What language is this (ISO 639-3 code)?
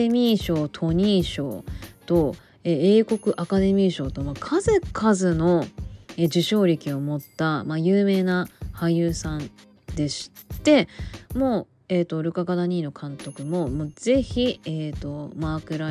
jpn